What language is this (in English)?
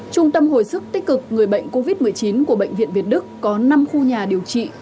Vietnamese